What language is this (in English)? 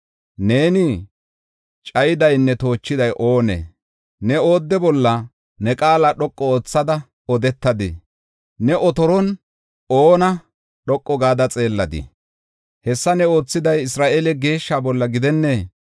Gofa